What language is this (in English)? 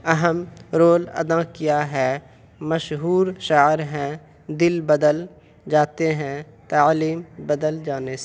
Urdu